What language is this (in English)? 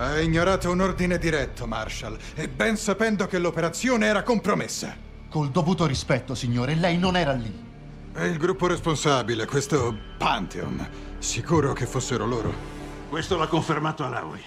Italian